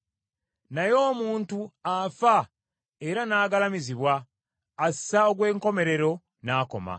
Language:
Ganda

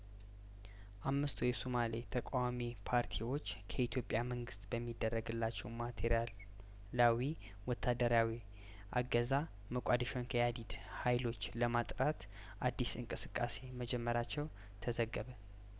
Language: Amharic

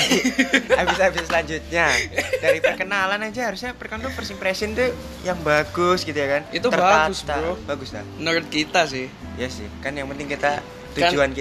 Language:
Indonesian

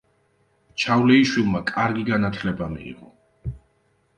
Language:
Georgian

